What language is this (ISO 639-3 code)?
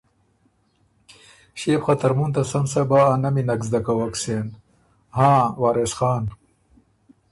oru